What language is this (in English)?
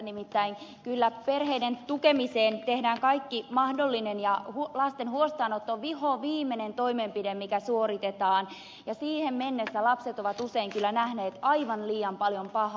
Finnish